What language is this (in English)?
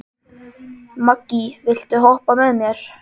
Icelandic